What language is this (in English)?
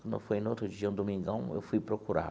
Portuguese